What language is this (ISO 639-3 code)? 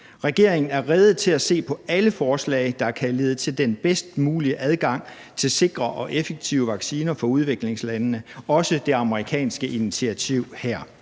dan